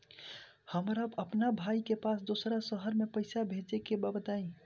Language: Bhojpuri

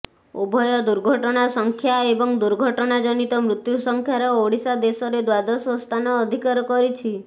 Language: Odia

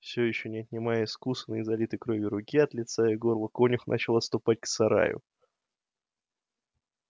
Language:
Russian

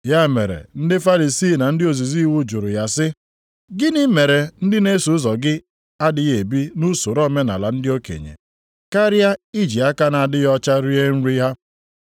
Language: Igbo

